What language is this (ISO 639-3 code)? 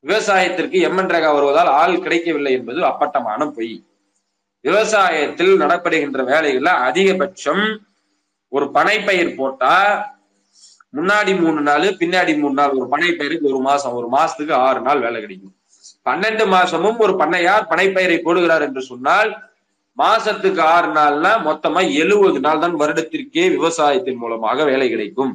tam